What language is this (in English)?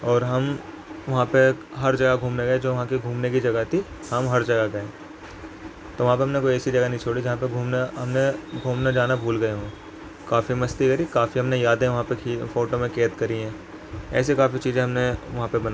Urdu